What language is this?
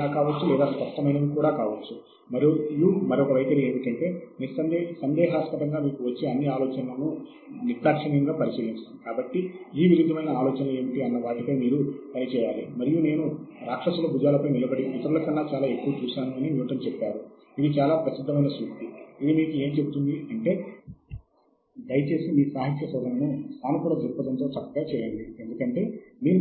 Telugu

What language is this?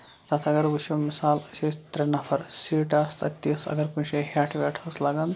Kashmiri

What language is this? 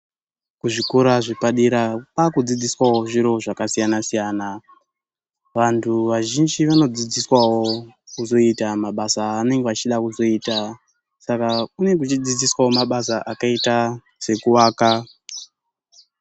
Ndau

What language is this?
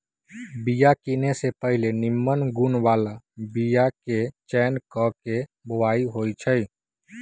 Magahi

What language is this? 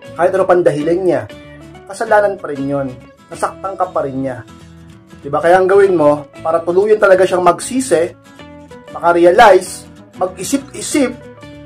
Filipino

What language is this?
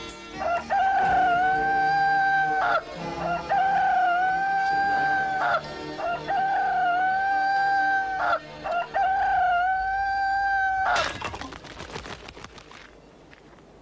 Italian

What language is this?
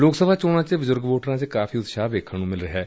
Punjabi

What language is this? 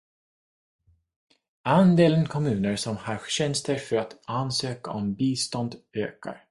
Swedish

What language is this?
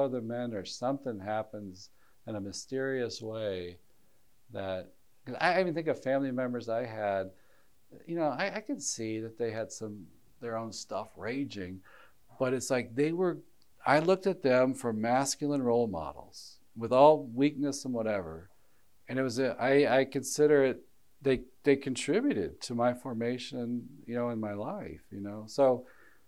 English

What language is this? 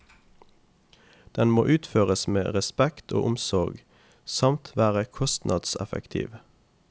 Norwegian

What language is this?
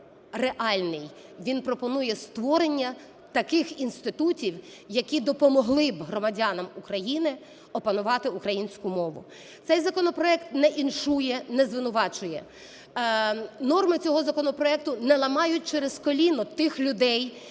Ukrainian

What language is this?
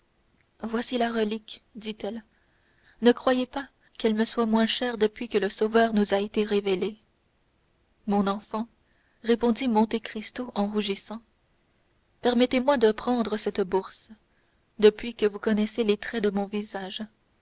French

